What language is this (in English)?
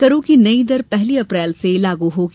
Hindi